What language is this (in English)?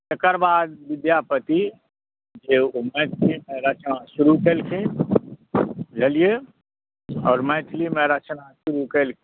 Maithili